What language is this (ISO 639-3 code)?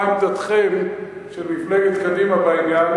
heb